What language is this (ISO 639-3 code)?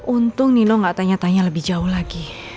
ind